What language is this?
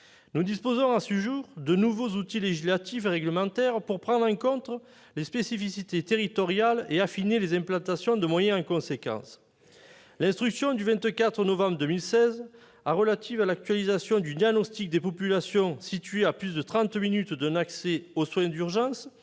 French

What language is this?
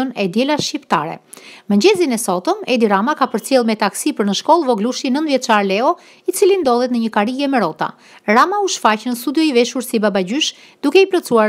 Dutch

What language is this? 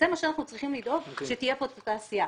Hebrew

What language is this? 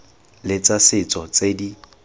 Tswana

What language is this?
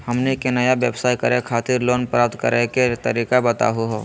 Magahi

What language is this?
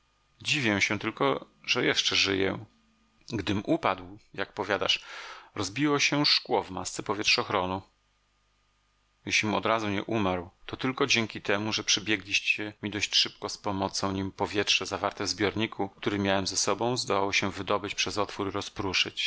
Polish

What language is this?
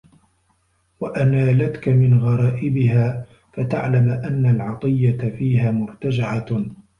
Arabic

